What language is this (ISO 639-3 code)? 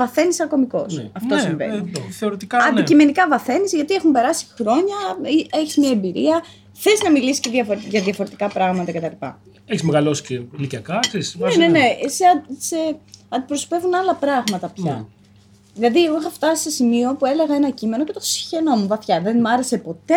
ell